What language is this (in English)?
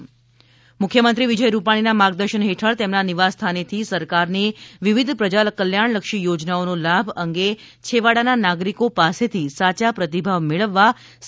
Gujarati